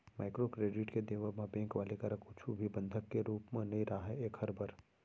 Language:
Chhattisgarhi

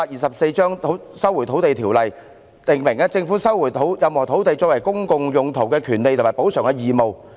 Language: Cantonese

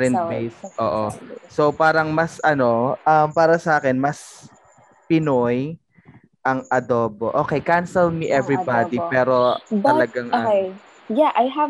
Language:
Filipino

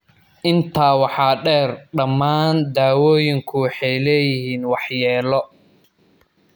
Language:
Somali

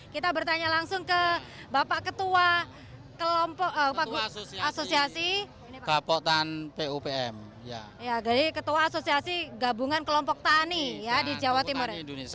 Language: Indonesian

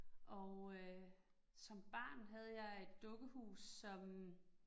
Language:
Danish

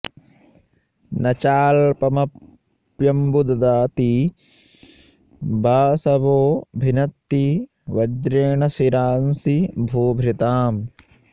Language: Sanskrit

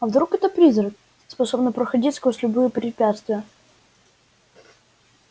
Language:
Russian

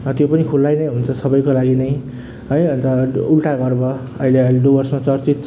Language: Nepali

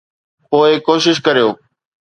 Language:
Sindhi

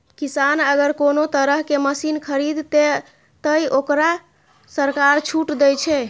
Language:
Maithili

